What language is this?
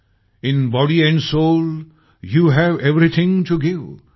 Marathi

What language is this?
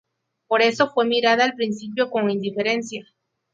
Spanish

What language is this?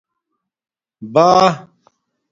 Domaaki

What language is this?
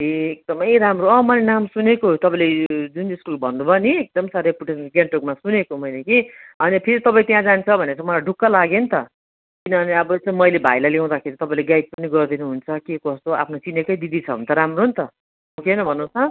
Nepali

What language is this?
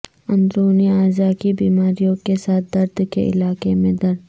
Urdu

